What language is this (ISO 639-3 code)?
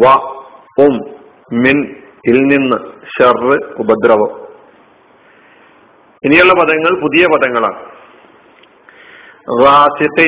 mal